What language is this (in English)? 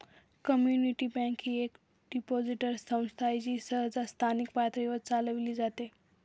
Marathi